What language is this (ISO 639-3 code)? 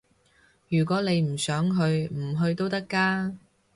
yue